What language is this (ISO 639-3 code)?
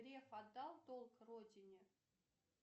rus